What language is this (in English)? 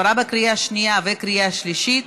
Hebrew